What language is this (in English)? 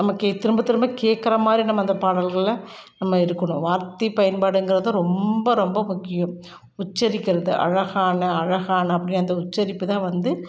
Tamil